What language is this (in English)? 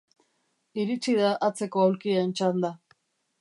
Basque